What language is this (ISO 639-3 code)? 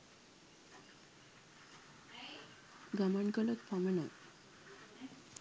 sin